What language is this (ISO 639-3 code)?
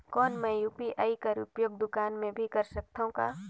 hne